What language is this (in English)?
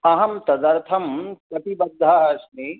Sanskrit